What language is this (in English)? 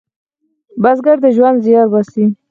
Pashto